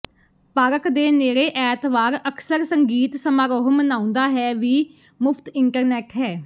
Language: Punjabi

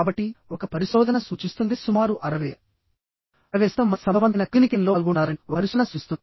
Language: Telugu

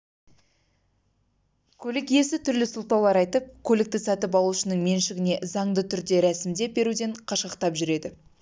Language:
Kazakh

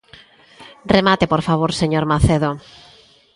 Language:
Galician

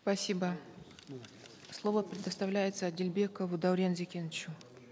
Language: Kazakh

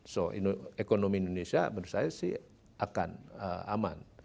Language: Indonesian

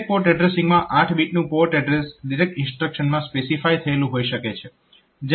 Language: Gujarati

